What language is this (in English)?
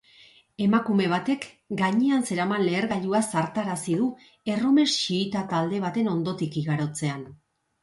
Basque